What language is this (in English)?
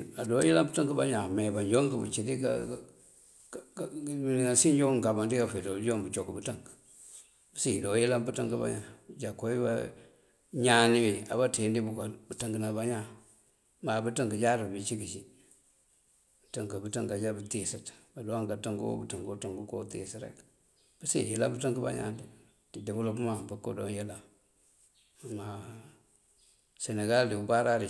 Mandjak